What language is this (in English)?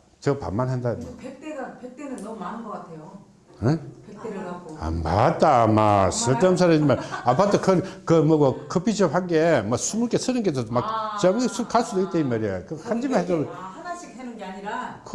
Korean